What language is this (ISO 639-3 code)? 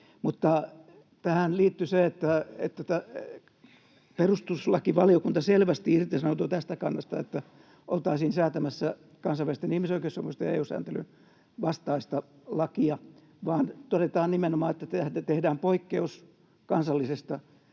fin